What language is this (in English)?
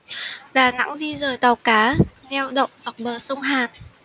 Vietnamese